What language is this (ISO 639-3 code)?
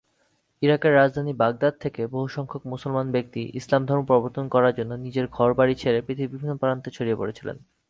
ben